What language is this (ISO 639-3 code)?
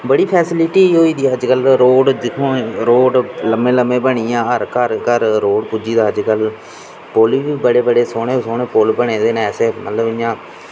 doi